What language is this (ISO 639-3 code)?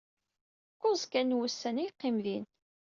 kab